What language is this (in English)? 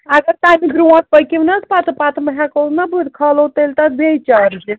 Kashmiri